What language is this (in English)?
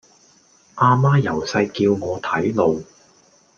Cantonese